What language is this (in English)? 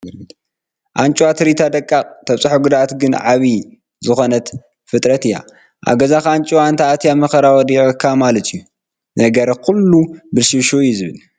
Tigrinya